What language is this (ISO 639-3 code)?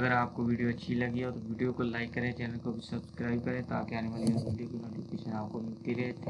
urd